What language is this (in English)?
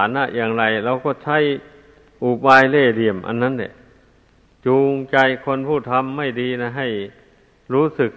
Thai